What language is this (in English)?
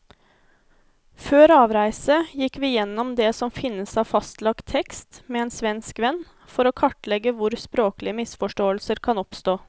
Norwegian